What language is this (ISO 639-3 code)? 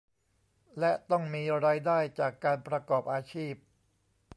tha